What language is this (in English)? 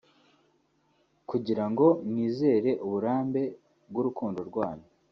Kinyarwanda